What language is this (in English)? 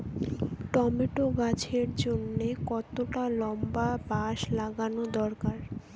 Bangla